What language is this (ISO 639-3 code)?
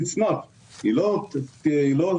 heb